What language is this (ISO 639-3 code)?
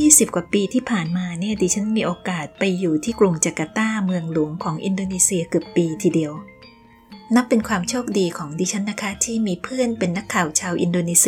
tha